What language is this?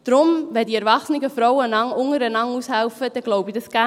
Swiss German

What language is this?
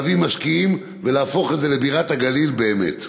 Hebrew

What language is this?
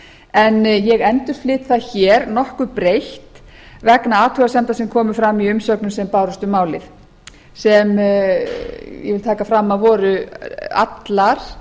Icelandic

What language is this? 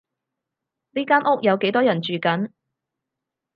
Cantonese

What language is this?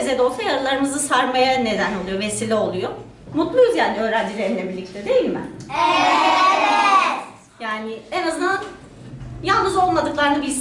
Turkish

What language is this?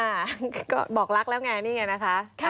Thai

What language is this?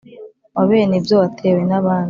Kinyarwanda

